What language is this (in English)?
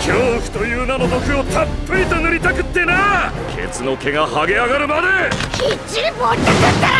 Japanese